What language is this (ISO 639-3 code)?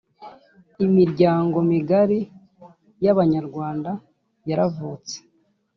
kin